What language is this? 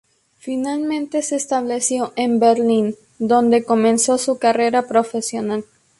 Spanish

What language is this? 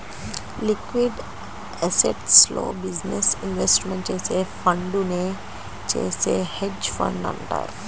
Telugu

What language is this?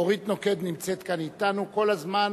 Hebrew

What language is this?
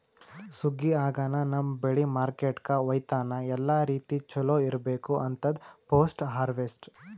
Kannada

